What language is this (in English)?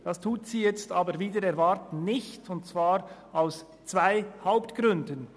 Swiss German